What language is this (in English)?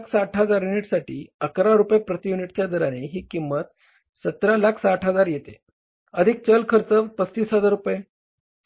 Marathi